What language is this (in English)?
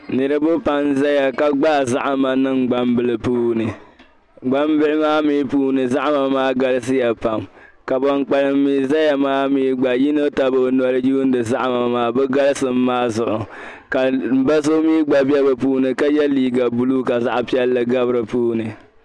Dagbani